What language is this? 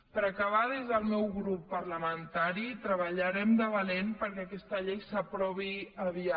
Catalan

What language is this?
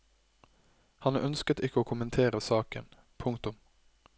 Norwegian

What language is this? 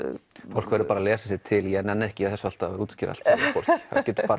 Icelandic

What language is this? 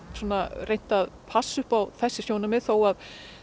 Icelandic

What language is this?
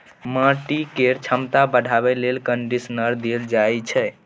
Maithili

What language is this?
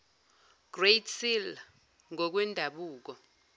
Zulu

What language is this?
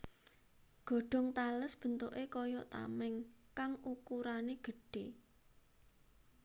Javanese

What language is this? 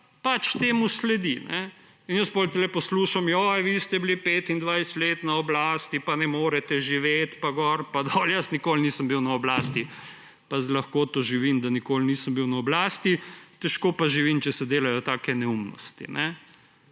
Slovenian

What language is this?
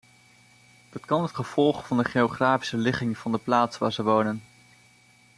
Dutch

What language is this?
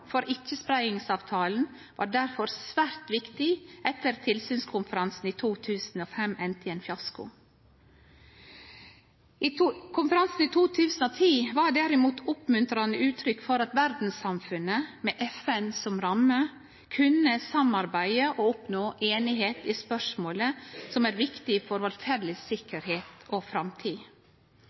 Norwegian Nynorsk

